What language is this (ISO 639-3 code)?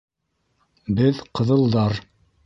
bak